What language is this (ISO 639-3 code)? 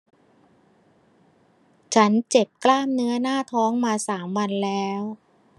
tha